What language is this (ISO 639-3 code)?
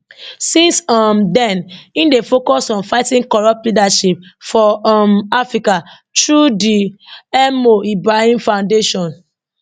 pcm